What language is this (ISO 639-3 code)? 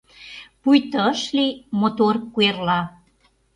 chm